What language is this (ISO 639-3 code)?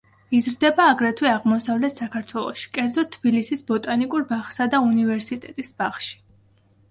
kat